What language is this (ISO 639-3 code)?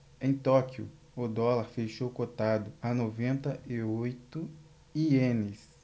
por